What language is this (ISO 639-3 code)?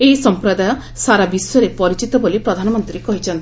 ori